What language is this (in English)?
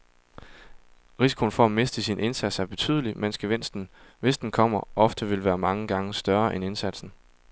Danish